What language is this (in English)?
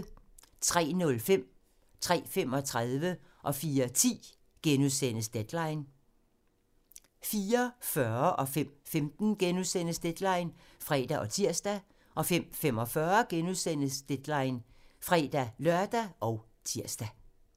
Danish